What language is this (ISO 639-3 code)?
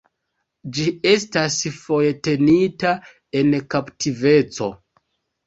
epo